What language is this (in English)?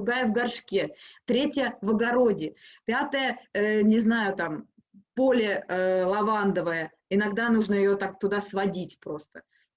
Russian